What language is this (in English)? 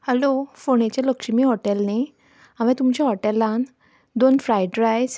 Konkani